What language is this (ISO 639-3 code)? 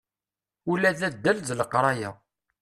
kab